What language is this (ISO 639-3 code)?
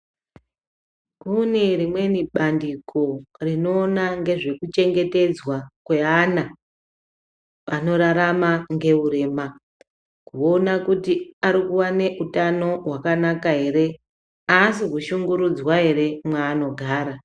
ndc